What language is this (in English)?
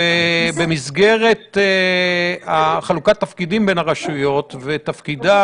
Hebrew